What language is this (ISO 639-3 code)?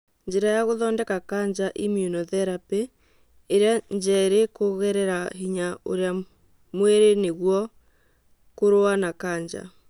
kik